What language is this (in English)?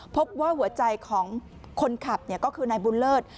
Thai